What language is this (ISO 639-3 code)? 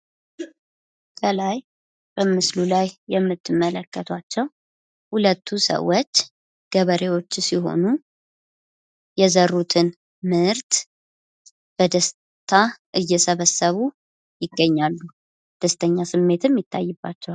amh